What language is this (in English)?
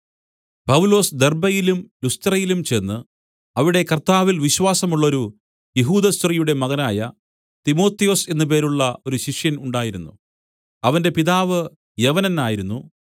Malayalam